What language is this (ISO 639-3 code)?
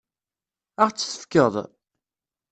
kab